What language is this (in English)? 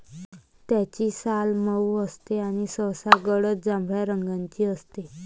Marathi